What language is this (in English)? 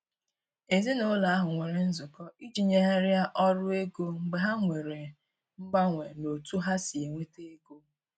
Igbo